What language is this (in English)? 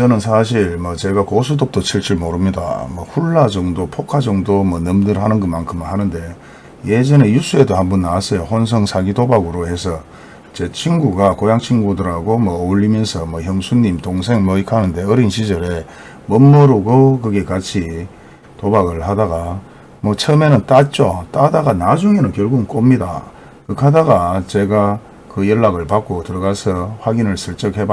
Korean